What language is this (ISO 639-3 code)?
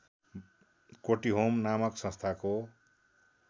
nep